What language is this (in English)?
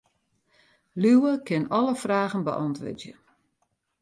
Western Frisian